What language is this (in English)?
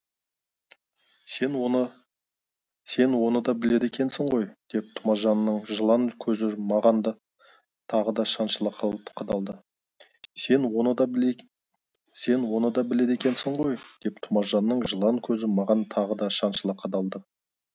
Kazakh